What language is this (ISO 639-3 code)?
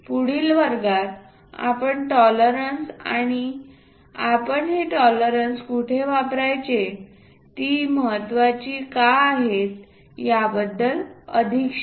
mar